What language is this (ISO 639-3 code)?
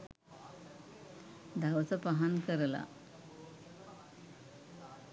sin